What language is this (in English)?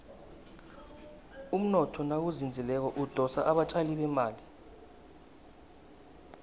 South Ndebele